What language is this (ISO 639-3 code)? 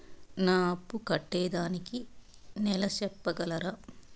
tel